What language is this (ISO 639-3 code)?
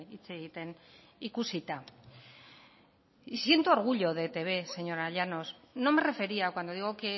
spa